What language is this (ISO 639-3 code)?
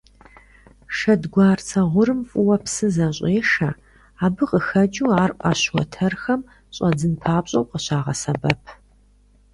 kbd